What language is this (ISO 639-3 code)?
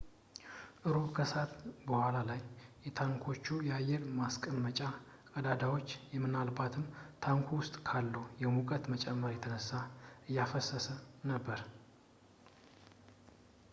amh